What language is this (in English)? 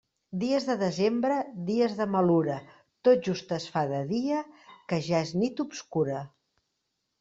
Catalan